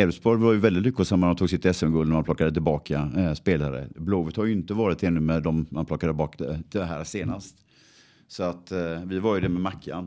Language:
Swedish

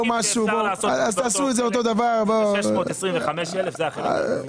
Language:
Hebrew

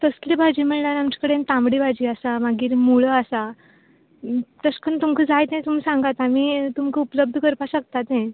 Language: Konkani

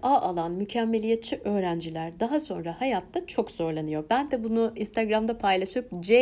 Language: Turkish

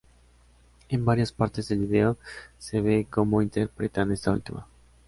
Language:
Spanish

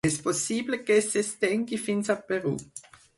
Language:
Catalan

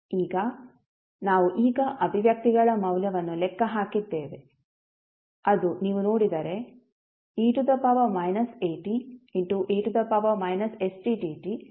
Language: Kannada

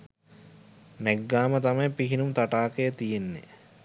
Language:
Sinhala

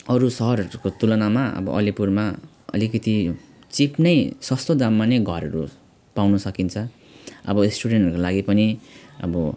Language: Nepali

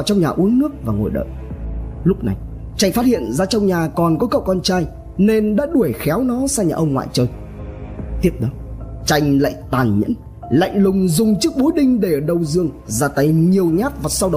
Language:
Vietnamese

